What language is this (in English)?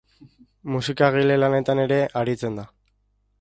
Basque